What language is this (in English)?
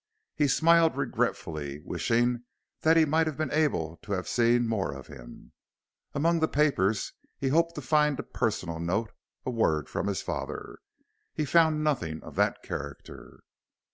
English